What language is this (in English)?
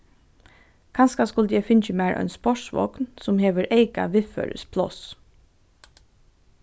Faroese